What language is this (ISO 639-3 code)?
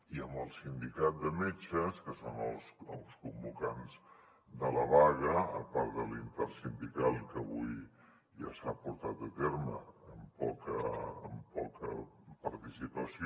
cat